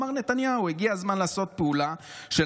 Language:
Hebrew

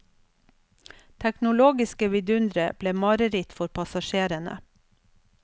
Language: Norwegian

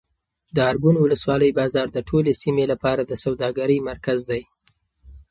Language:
Pashto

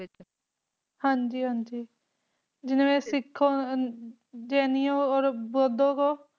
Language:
Punjabi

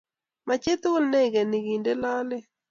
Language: Kalenjin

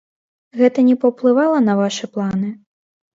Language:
Belarusian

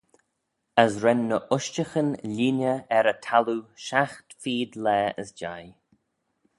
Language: Manx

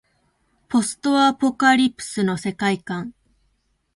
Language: Japanese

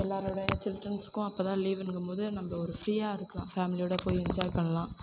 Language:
Tamil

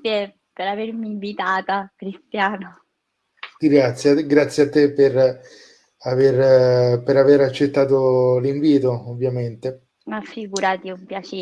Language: Italian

